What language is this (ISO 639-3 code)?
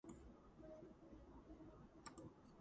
kat